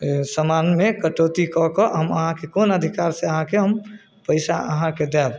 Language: Maithili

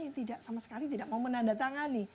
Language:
Indonesian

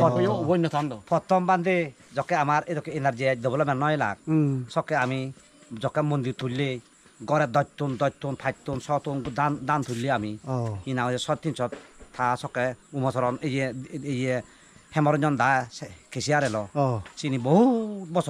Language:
Thai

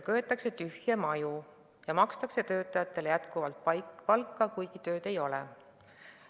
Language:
Estonian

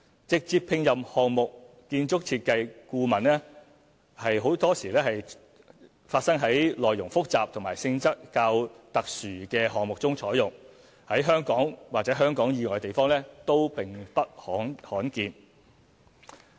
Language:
Cantonese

